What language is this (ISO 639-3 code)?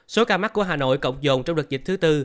vie